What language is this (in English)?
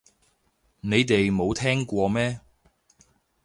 Cantonese